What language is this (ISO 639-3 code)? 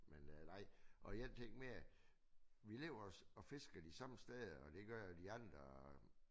dan